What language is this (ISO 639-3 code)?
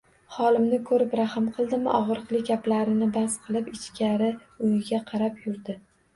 uzb